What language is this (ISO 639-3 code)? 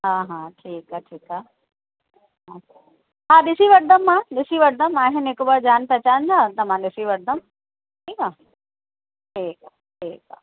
snd